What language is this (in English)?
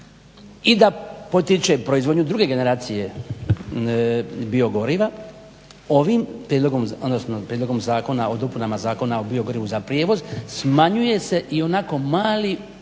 Croatian